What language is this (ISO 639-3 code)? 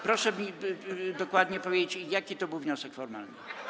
pol